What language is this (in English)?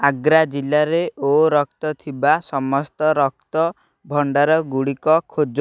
Odia